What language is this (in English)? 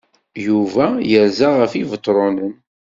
Kabyle